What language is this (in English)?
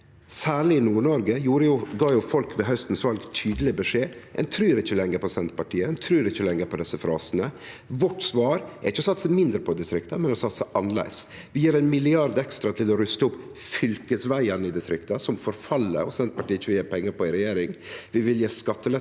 Norwegian